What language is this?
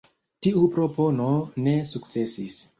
Esperanto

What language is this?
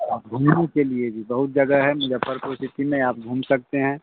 Hindi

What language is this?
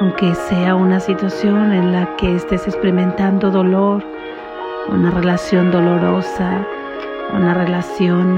Spanish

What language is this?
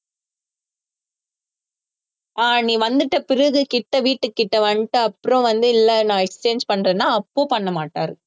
Tamil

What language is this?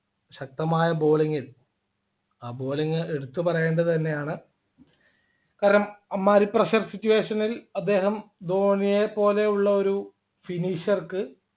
Malayalam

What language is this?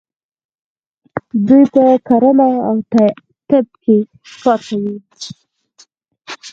Pashto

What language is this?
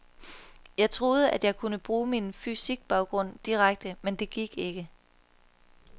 Danish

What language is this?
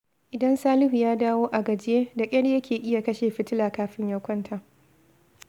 Hausa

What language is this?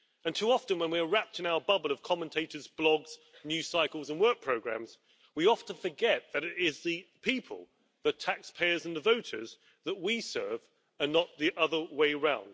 English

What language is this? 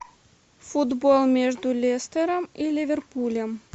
Russian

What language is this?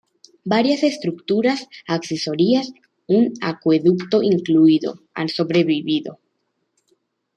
Spanish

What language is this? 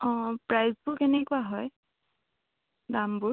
Assamese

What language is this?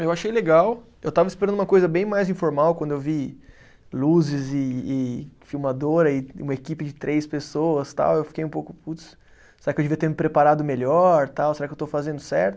Portuguese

